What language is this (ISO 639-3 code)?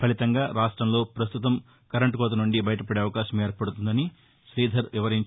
tel